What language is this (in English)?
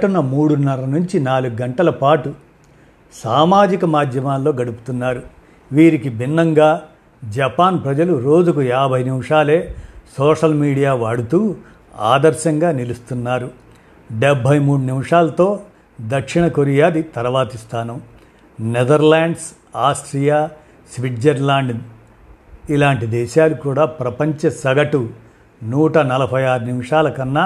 Telugu